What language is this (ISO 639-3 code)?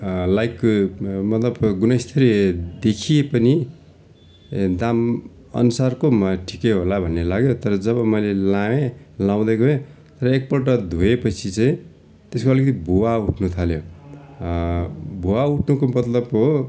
nep